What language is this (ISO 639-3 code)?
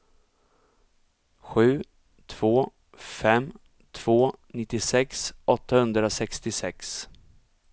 swe